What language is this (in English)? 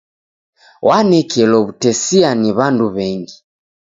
Taita